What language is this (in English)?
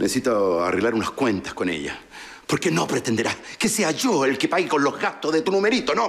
Spanish